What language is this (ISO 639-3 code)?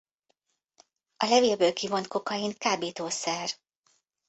hun